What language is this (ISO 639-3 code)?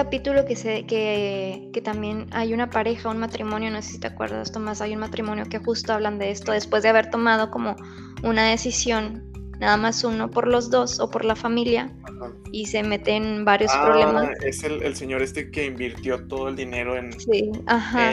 spa